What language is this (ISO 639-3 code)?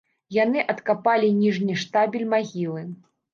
bel